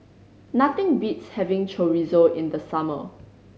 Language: English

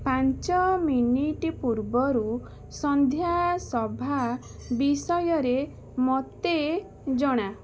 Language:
Odia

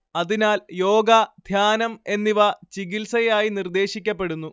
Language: Malayalam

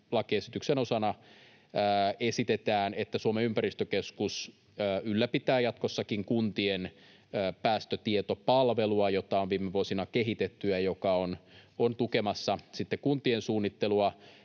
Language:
Finnish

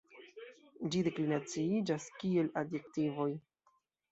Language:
Esperanto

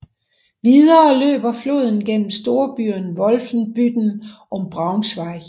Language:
Danish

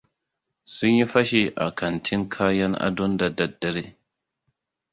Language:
Hausa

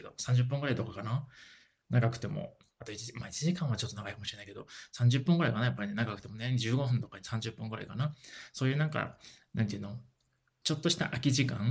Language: Japanese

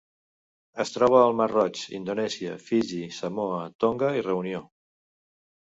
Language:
Catalan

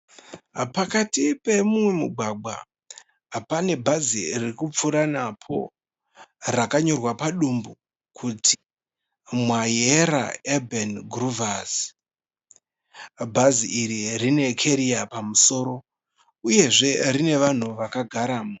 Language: Shona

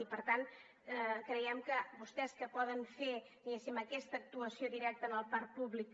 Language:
Catalan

